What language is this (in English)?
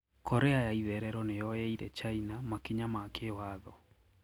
Kikuyu